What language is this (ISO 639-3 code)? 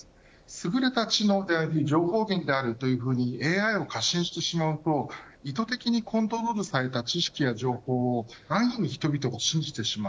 jpn